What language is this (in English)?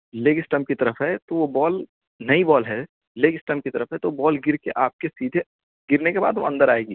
Urdu